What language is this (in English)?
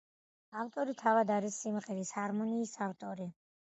Georgian